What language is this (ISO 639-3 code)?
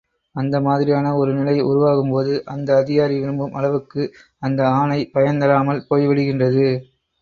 tam